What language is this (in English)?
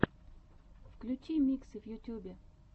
Russian